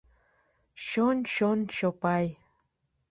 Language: Mari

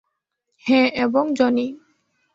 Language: Bangla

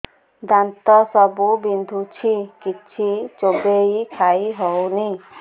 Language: Odia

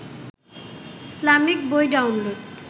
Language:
Bangla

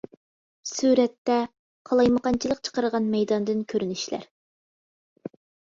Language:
Uyghur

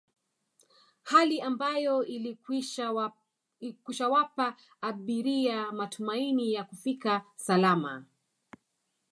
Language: Swahili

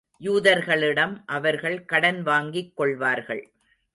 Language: Tamil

